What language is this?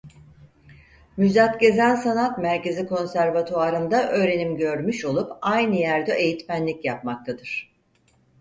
Turkish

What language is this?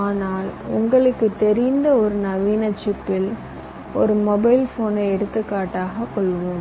Tamil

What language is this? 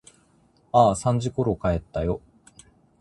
Japanese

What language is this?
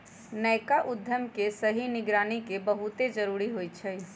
Magahi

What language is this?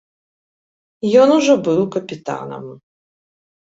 Belarusian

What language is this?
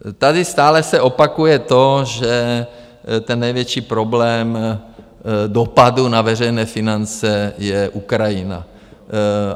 Czech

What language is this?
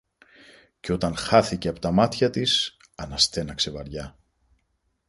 Greek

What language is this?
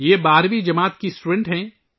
Urdu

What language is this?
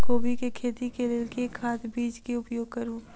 Maithili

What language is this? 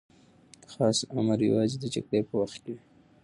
Pashto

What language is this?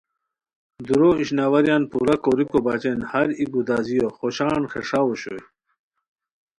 Khowar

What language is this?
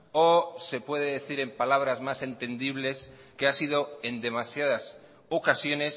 Spanish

